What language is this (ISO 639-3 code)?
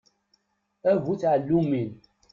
kab